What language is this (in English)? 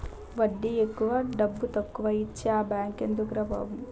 Telugu